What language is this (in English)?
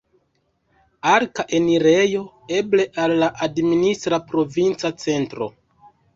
Esperanto